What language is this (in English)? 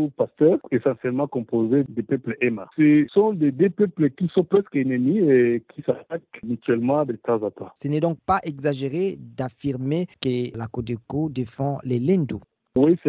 French